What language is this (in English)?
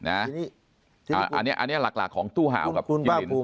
Thai